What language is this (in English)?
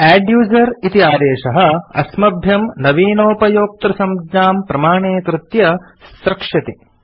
Sanskrit